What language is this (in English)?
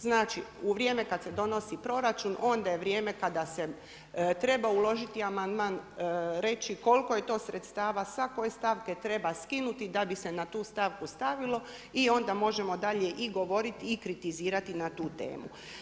Croatian